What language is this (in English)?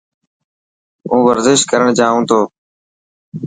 Dhatki